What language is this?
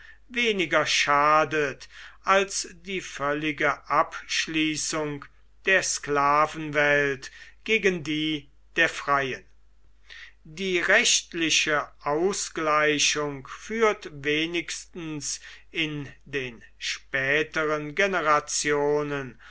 German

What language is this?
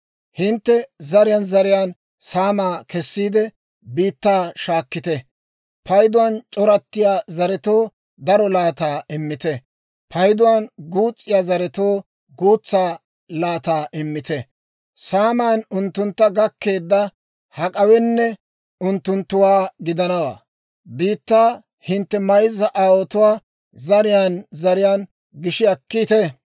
Dawro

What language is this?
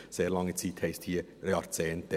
Swiss German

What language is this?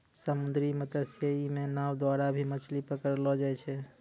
Maithili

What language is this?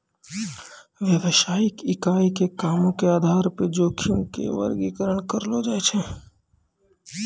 Maithili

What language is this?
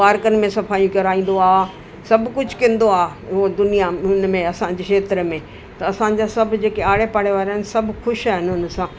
Sindhi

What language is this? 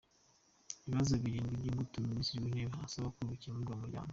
Kinyarwanda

